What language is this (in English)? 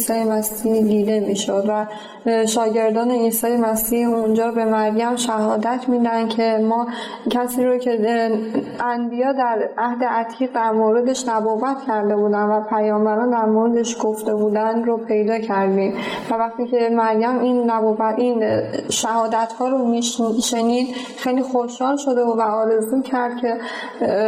Persian